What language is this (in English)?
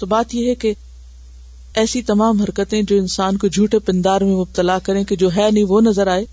Urdu